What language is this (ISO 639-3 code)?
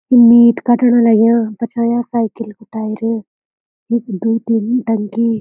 gbm